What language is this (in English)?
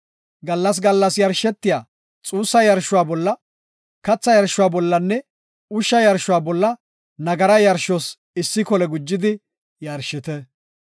Gofa